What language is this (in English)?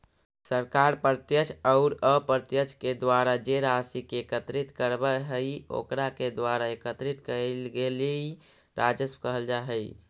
Magahi